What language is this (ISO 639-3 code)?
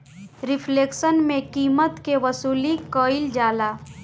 bho